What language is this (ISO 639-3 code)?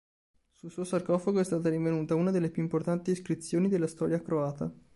ita